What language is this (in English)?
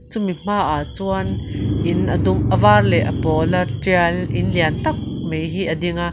Mizo